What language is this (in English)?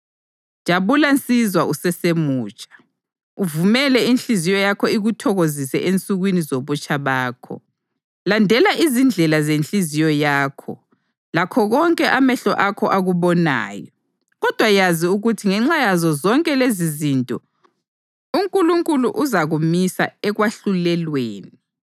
North Ndebele